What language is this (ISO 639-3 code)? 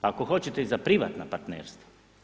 hrv